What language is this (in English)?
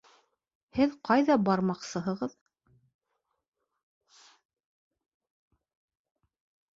Bashkir